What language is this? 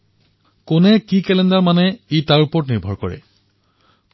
Assamese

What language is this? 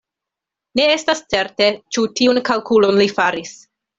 Esperanto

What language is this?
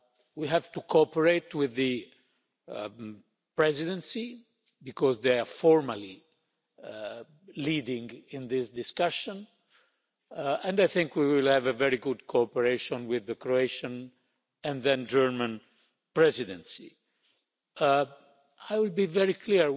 English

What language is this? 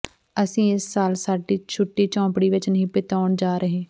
Punjabi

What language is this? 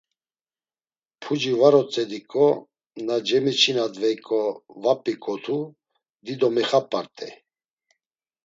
Laz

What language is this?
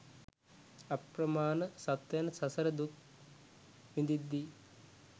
Sinhala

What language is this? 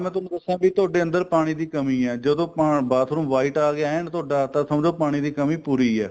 Punjabi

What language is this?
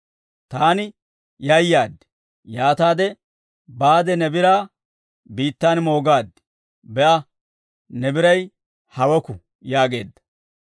Dawro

